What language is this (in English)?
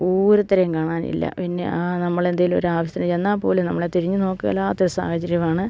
Malayalam